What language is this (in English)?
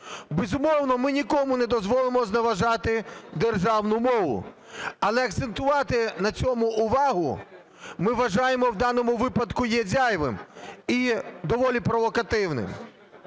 Ukrainian